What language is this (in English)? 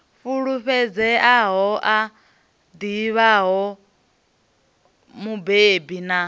Venda